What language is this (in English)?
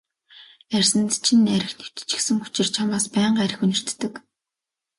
Mongolian